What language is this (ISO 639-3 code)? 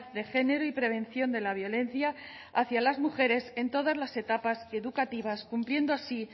spa